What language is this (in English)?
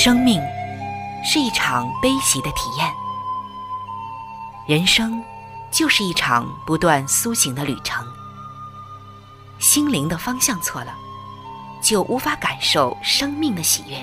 Chinese